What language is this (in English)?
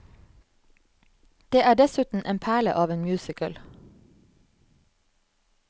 Norwegian